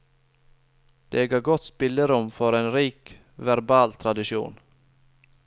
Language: Norwegian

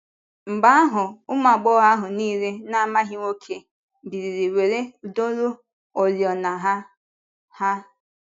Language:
Igbo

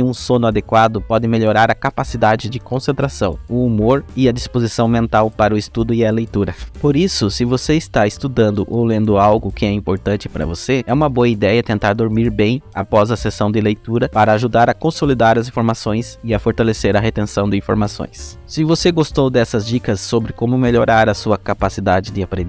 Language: Portuguese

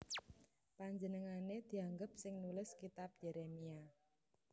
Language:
Javanese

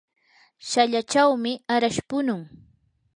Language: Yanahuanca Pasco Quechua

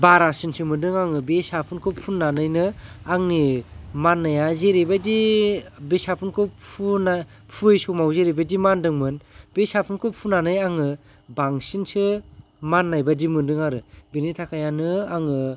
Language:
Bodo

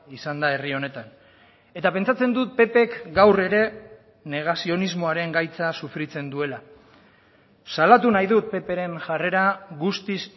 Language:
Basque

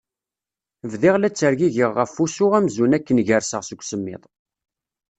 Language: Kabyle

